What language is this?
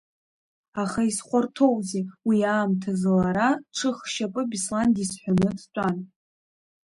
Abkhazian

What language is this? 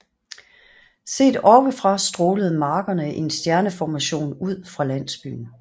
Danish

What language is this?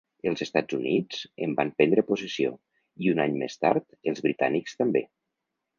Catalan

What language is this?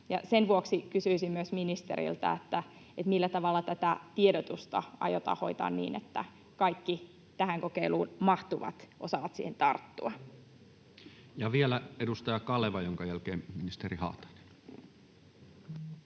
Finnish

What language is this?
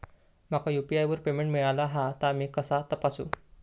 Marathi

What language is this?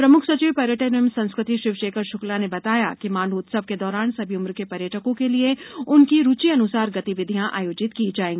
Hindi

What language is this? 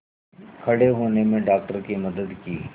Hindi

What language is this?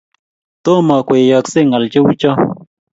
Kalenjin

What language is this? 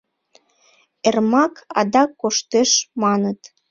Mari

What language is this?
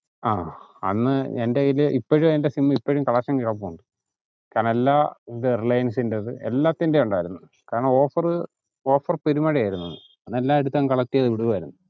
Malayalam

